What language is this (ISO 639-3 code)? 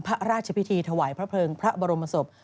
tha